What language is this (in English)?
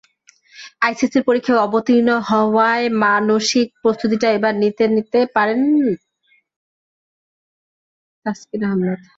Bangla